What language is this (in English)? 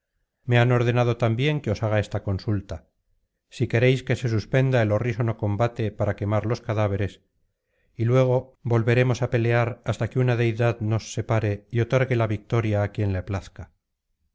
Spanish